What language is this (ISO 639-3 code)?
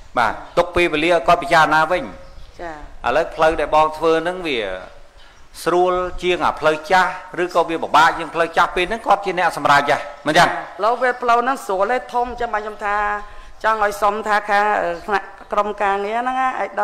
tha